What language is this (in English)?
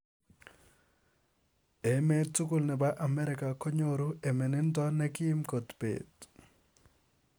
Kalenjin